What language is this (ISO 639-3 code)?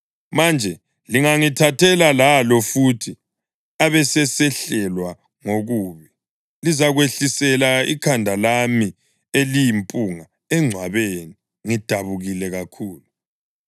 nde